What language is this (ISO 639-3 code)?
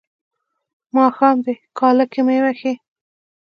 pus